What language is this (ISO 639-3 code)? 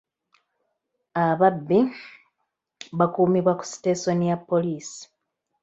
lug